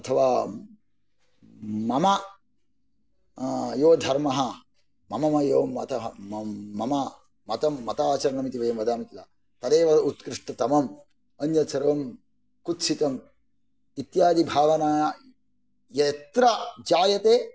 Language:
Sanskrit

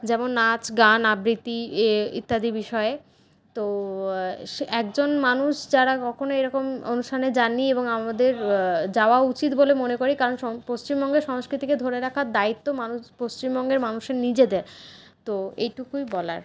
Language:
Bangla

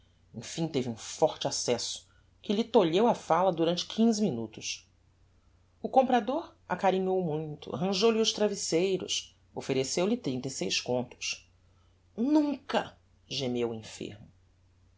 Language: Portuguese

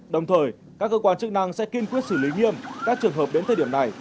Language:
Vietnamese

